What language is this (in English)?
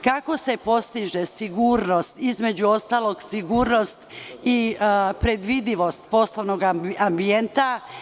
Serbian